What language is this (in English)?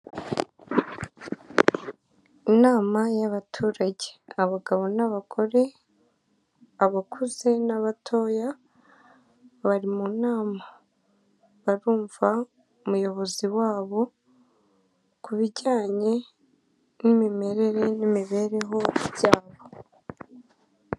Kinyarwanda